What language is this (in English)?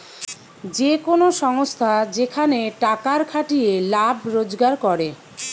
Bangla